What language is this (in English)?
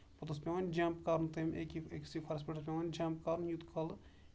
Kashmiri